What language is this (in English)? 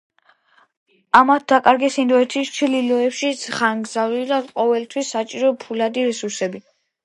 Georgian